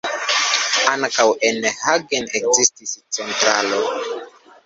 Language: Esperanto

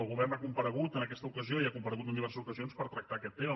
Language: Catalan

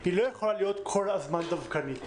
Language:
Hebrew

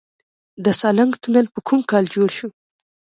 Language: Pashto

